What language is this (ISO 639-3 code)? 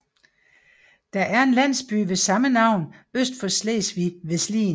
dan